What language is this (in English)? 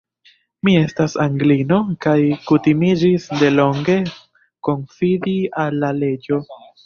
Esperanto